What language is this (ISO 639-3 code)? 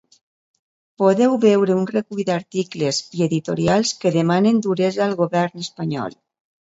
cat